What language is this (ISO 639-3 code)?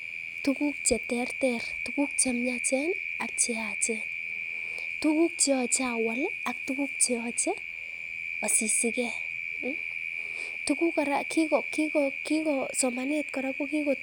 kln